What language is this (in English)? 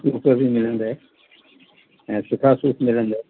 Sindhi